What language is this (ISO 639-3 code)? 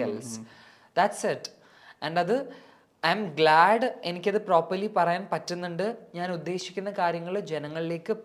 mal